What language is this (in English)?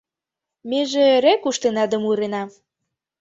Mari